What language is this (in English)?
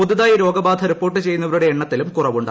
Malayalam